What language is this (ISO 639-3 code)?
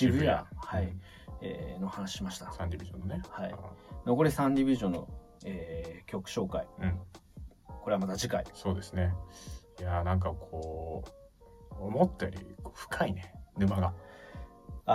jpn